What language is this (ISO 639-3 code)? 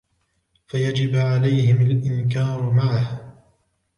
ara